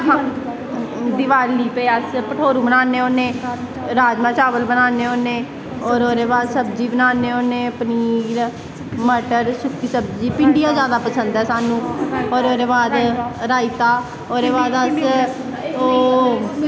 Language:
Dogri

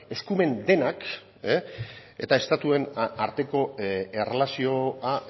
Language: Basque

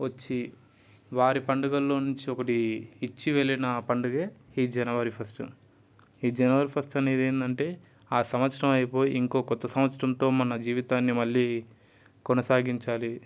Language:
Telugu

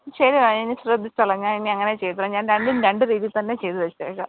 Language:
Malayalam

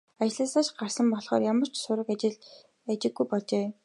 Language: Mongolian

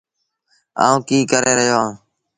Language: Sindhi Bhil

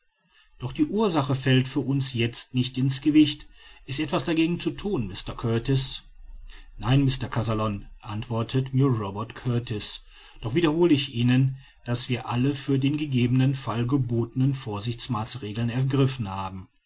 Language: German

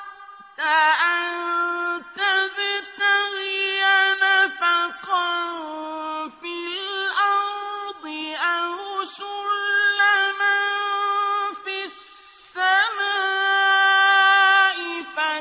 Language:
Arabic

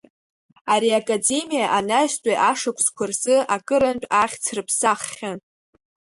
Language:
Abkhazian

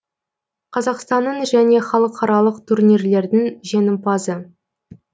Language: Kazakh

